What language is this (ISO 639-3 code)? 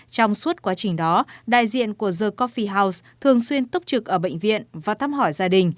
vie